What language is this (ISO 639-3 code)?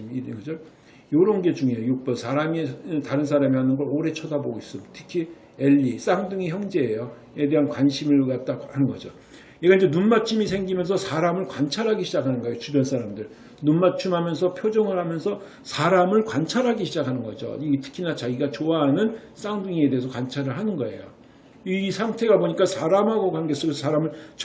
kor